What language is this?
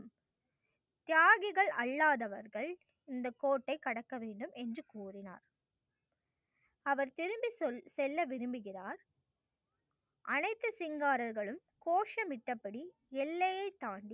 Tamil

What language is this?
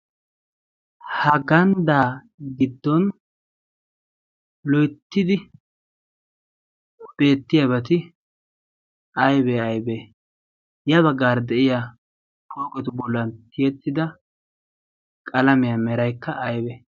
Wolaytta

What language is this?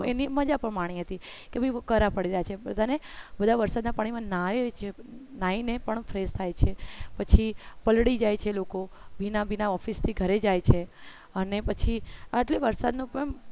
Gujarati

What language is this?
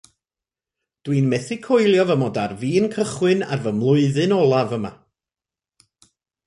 Welsh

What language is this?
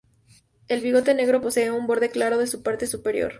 Spanish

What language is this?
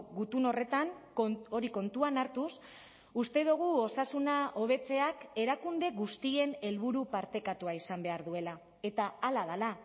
Basque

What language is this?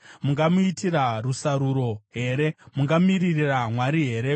Shona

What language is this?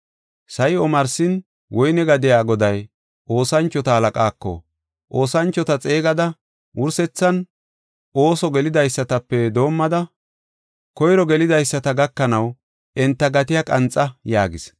Gofa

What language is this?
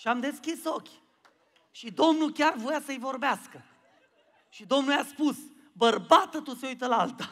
Romanian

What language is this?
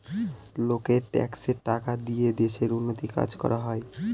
Bangla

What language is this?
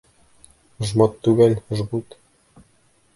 Bashkir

